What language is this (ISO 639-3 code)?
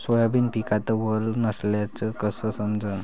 mar